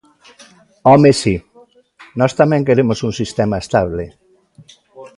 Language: Galician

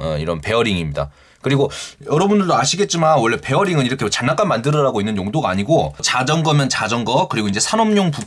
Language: Korean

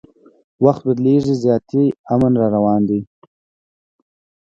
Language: Pashto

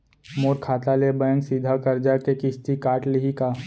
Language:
Chhattisgarhi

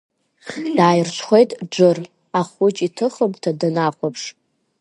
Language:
Abkhazian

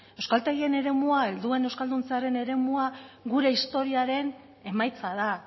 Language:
Basque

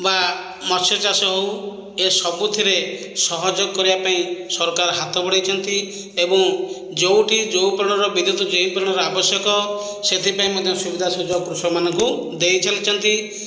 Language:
Odia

